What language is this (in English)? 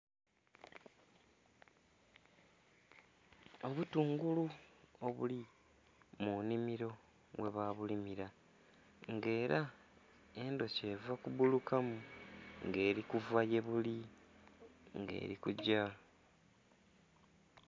Soga